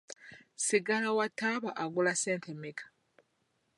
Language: Ganda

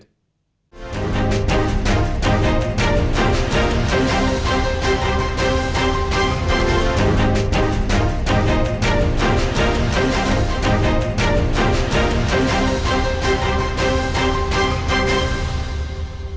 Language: Vietnamese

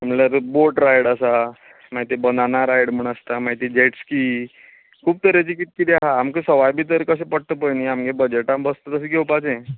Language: Konkani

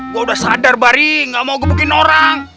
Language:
Indonesian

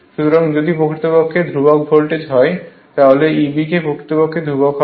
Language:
Bangla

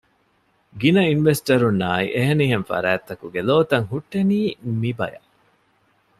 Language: Divehi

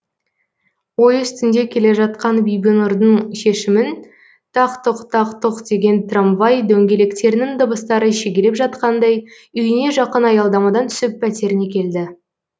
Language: Kazakh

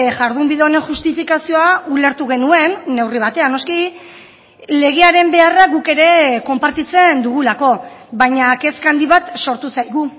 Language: Basque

